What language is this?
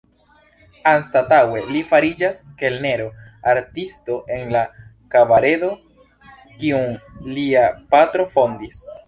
Esperanto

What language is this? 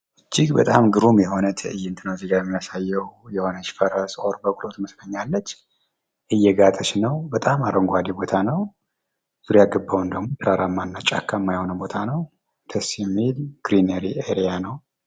Amharic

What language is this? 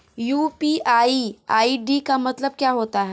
Hindi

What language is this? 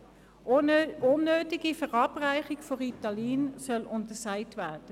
Swiss German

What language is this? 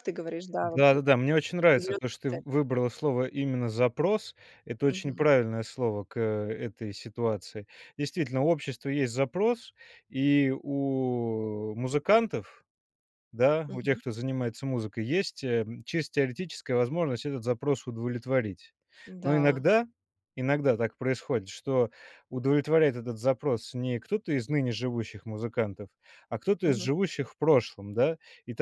Russian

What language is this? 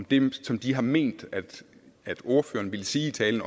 Danish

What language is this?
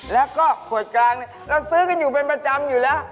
Thai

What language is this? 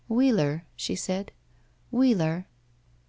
English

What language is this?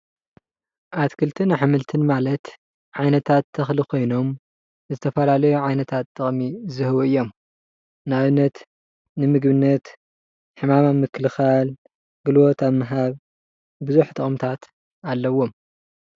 Tigrinya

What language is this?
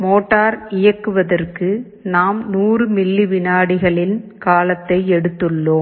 Tamil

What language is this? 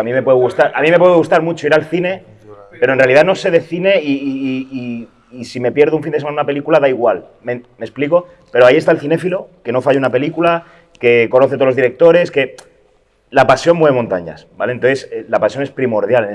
Spanish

